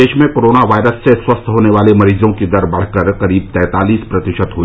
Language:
Hindi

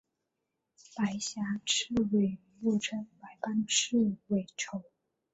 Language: Chinese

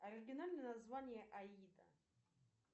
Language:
Russian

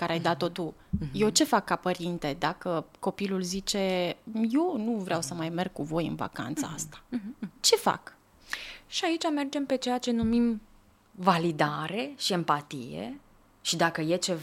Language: Romanian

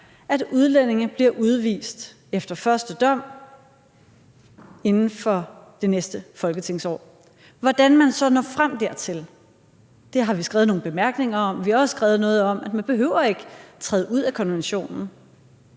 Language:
Danish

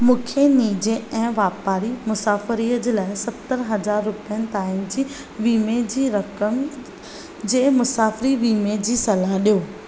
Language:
Sindhi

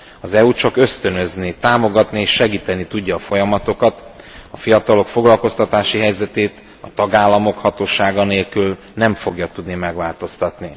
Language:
Hungarian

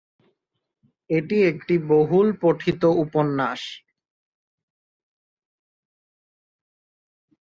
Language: Bangla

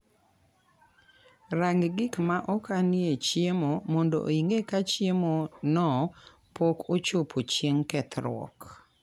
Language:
Luo (Kenya and Tanzania)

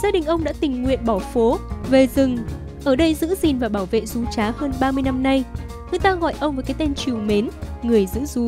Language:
Vietnamese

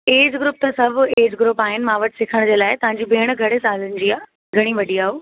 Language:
Sindhi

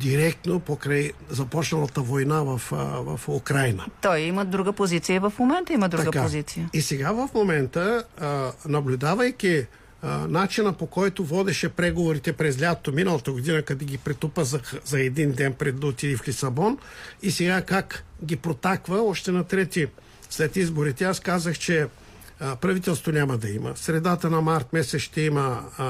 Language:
Bulgarian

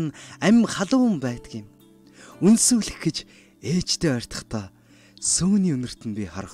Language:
Turkish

